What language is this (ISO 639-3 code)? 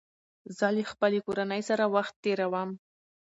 pus